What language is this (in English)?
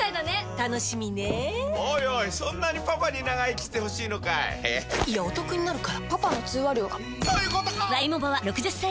Japanese